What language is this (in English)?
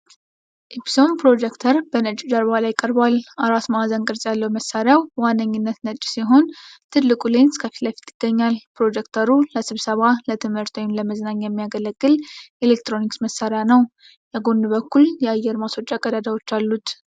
Amharic